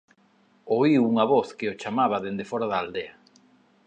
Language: Galician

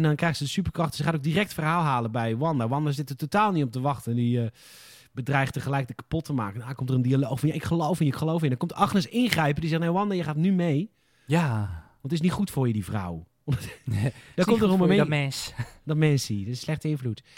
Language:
Dutch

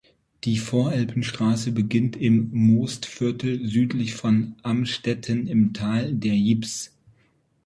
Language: German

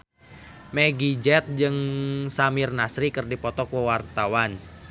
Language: Sundanese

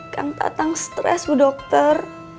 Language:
Indonesian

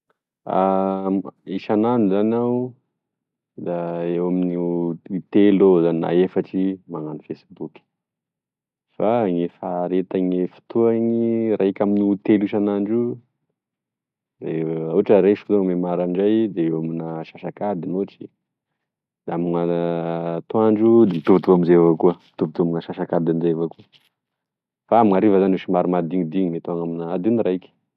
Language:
Tesaka Malagasy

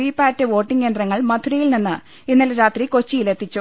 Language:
Malayalam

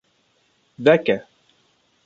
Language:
Kurdish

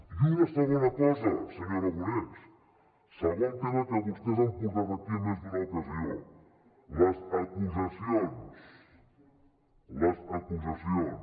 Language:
Catalan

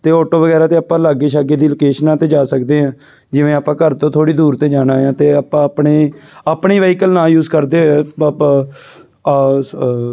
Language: Punjabi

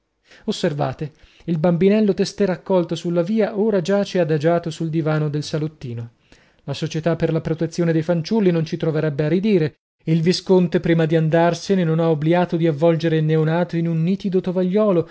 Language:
Italian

